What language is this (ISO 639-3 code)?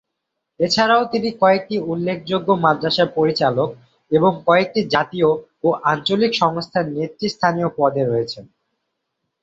ben